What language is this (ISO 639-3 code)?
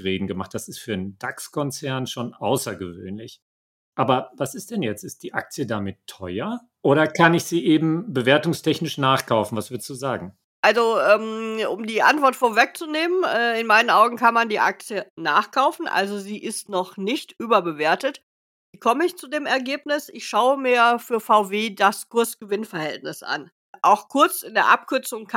deu